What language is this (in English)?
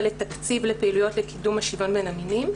Hebrew